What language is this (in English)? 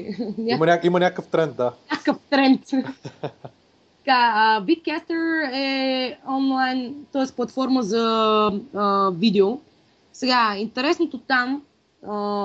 Bulgarian